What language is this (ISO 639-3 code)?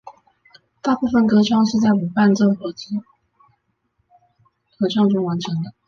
zho